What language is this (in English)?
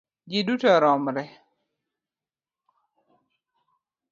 Luo (Kenya and Tanzania)